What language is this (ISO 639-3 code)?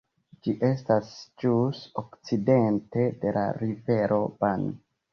epo